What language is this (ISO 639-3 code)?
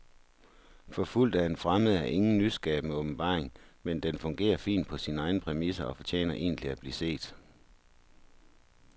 dan